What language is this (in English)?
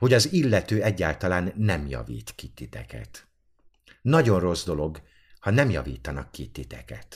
Hungarian